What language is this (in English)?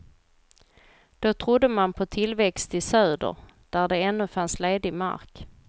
Swedish